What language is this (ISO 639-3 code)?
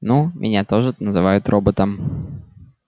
rus